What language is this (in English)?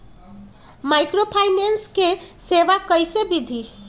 Magahi